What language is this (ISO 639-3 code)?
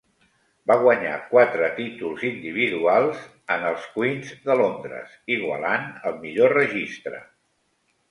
cat